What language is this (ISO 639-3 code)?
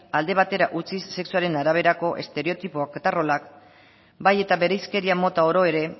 eus